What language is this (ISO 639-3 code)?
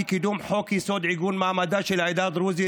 heb